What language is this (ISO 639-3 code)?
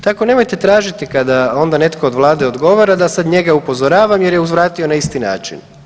hrv